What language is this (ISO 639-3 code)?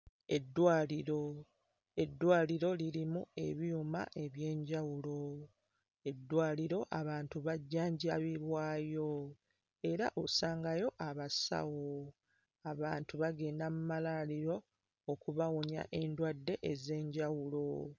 lug